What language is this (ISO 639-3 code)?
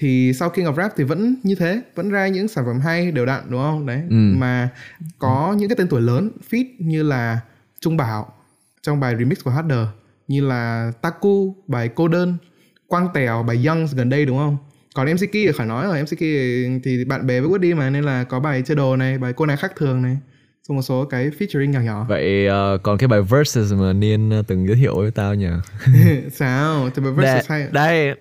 vie